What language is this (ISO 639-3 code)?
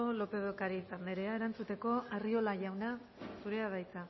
eus